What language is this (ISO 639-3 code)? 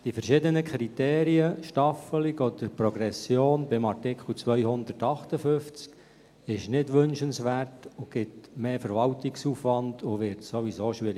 gsw